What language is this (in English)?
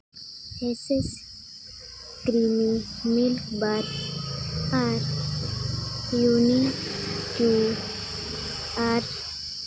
Santali